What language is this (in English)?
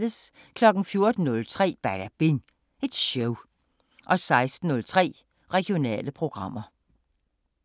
Danish